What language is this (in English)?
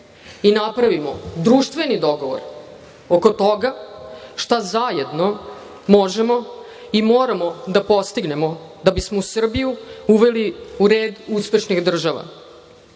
Serbian